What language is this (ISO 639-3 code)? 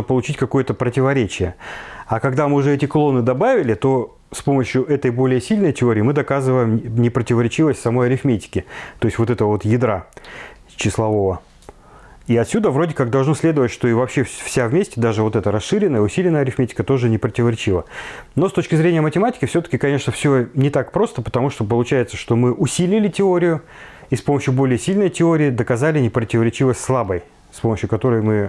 rus